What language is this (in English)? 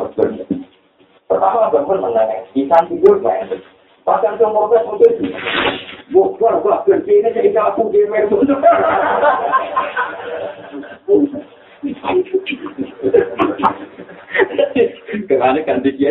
Malay